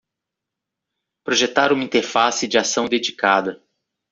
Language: Portuguese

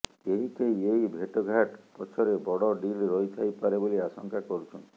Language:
Odia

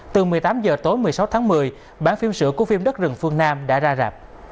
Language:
Vietnamese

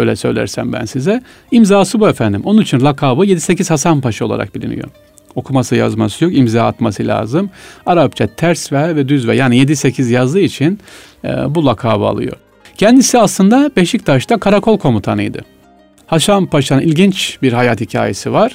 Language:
Turkish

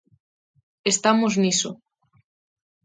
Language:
Galician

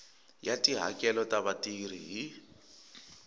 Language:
Tsonga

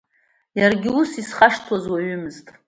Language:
Abkhazian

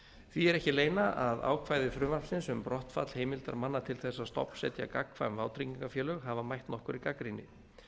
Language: Icelandic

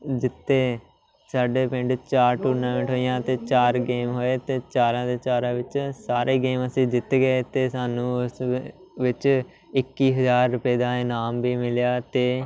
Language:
Punjabi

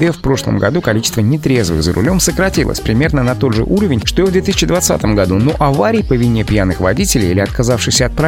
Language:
Russian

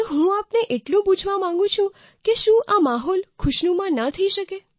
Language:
Gujarati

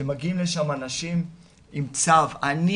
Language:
Hebrew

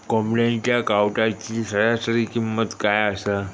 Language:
Marathi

